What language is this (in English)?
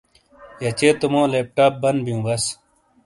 Shina